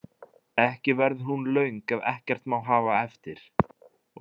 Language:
Icelandic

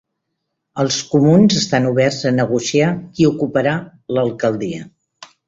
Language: Catalan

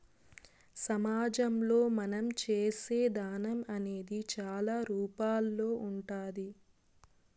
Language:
Telugu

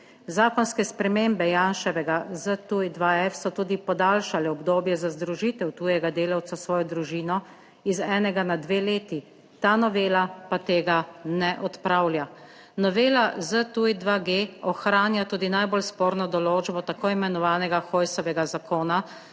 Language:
Slovenian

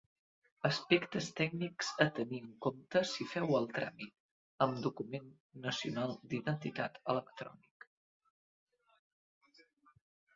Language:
Catalan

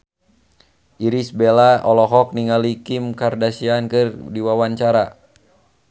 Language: Sundanese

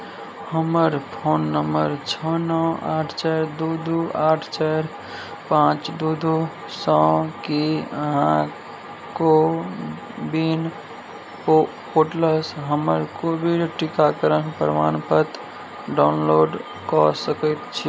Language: Maithili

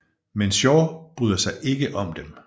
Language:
Danish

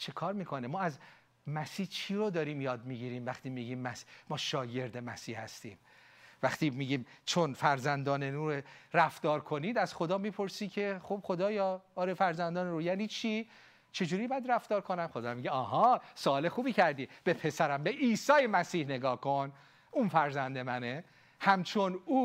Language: Persian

